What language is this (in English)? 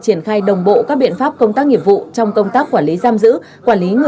Vietnamese